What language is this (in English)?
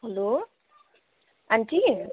Nepali